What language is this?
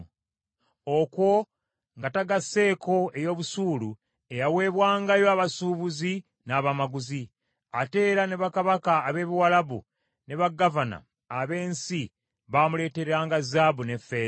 Ganda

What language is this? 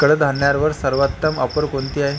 Marathi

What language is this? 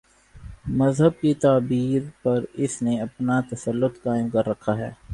Urdu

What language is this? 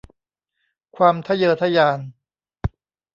Thai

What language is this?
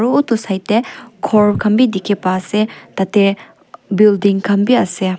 Naga Pidgin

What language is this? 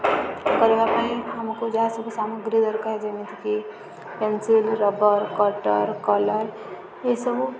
Odia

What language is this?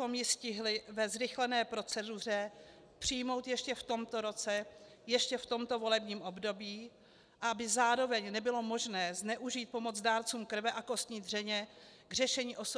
Czech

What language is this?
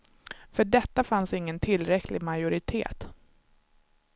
Swedish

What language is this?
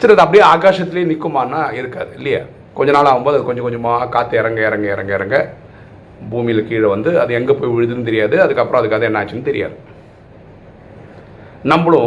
Tamil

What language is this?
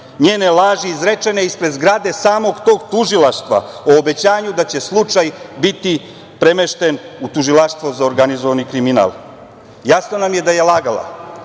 Serbian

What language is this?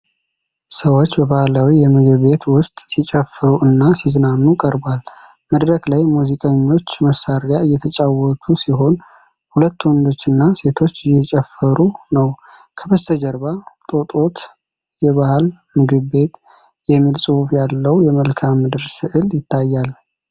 Amharic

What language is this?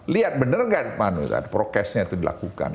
Indonesian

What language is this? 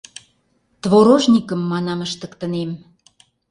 Mari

